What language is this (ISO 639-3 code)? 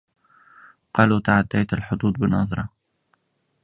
ara